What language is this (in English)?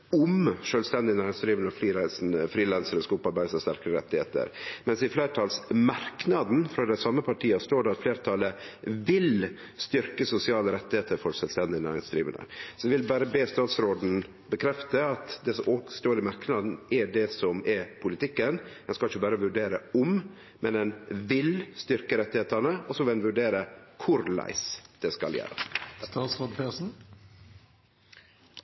Norwegian Nynorsk